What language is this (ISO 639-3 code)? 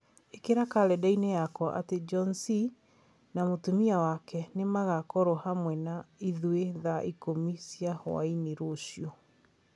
kik